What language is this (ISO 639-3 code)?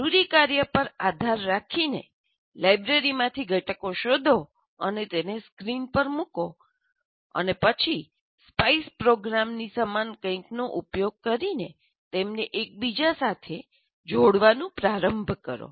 guj